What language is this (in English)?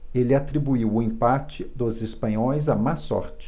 Portuguese